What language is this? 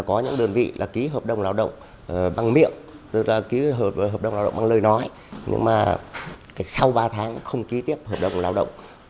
Vietnamese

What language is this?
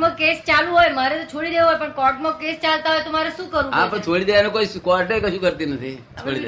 Gujarati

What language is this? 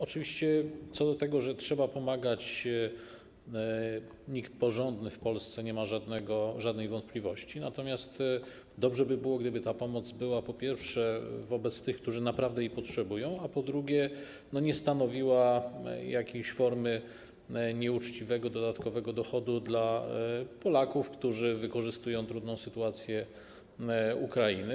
Polish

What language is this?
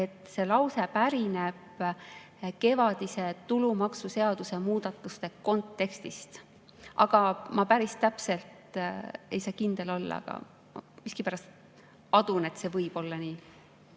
Estonian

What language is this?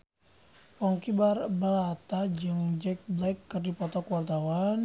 Sundanese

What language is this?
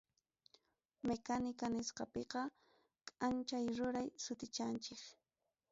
Ayacucho Quechua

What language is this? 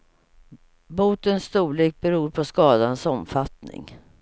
Swedish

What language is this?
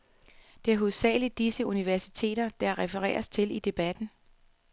Danish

